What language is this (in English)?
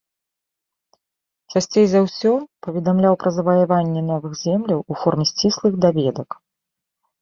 Belarusian